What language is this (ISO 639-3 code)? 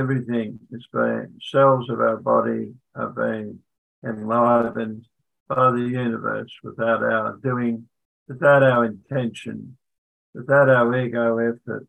eng